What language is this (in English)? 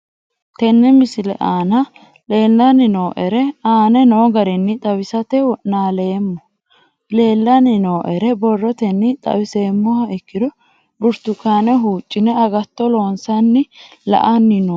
Sidamo